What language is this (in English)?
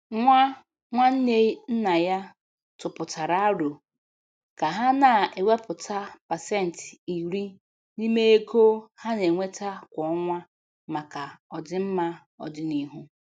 Igbo